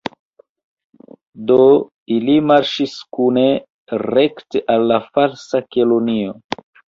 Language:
Esperanto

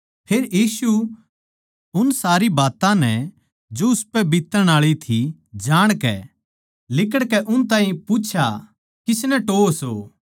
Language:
Haryanvi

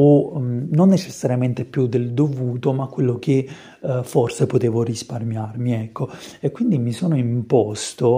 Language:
Italian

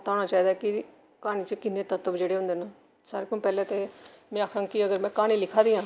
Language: Dogri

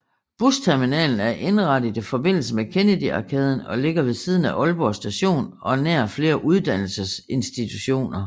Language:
Danish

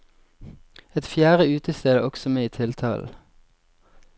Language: Norwegian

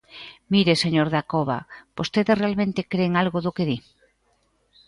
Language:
Galician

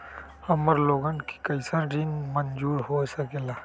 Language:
Magahi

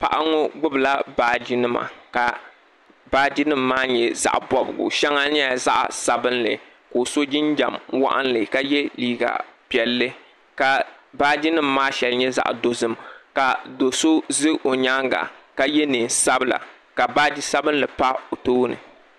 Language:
Dagbani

